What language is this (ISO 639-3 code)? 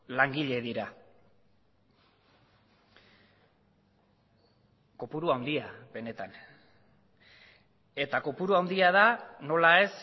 eus